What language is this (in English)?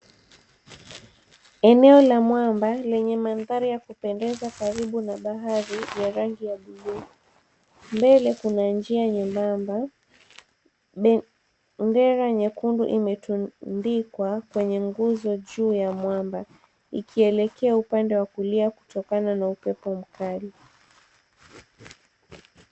Swahili